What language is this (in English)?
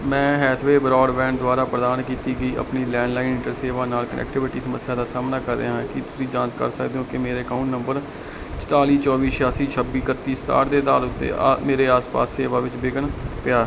Punjabi